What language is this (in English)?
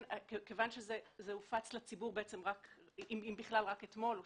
Hebrew